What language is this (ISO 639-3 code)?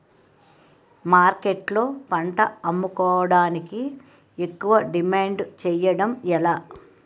tel